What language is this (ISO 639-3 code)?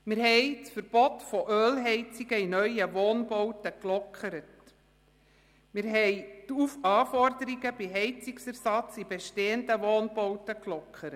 gsw